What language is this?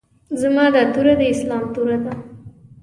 Pashto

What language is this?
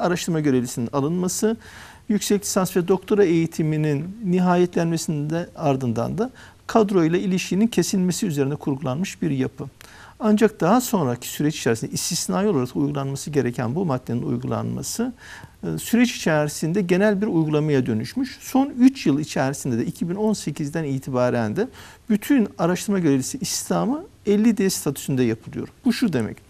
Turkish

